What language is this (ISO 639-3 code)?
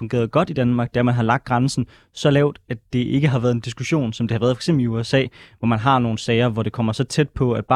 dan